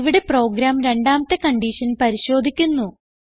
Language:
Malayalam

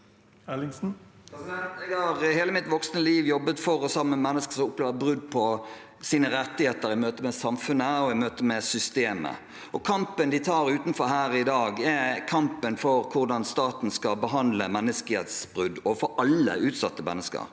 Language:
Norwegian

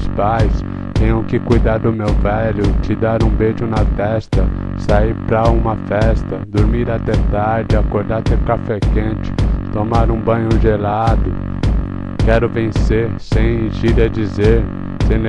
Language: Portuguese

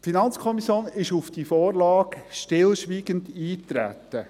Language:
Swiss German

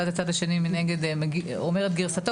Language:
Hebrew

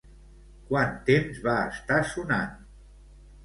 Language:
Catalan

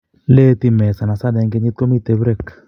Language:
Kalenjin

